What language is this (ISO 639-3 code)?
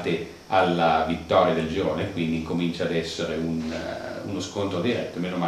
ita